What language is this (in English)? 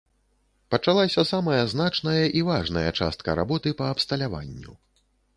Belarusian